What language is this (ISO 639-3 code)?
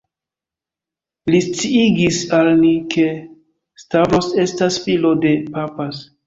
epo